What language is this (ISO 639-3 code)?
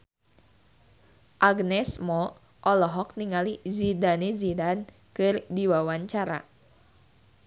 sun